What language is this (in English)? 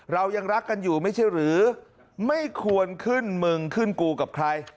Thai